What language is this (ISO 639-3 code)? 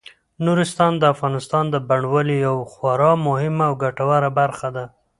pus